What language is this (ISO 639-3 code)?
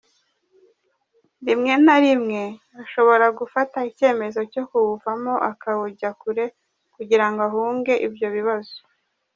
kin